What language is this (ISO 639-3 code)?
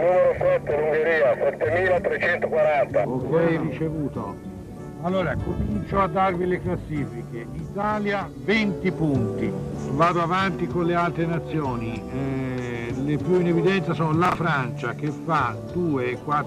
ita